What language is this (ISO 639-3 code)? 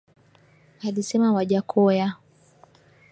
swa